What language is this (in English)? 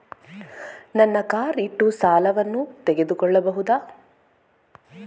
Kannada